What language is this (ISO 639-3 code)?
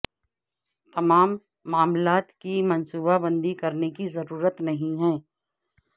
urd